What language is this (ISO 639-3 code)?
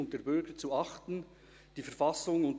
gsw